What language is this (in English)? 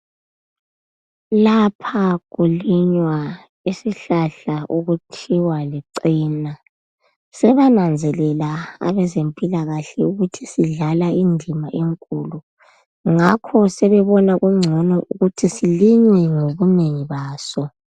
North Ndebele